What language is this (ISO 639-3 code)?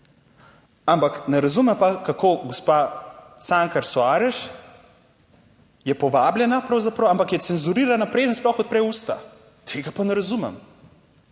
slv